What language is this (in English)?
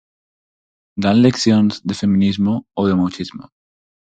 Galician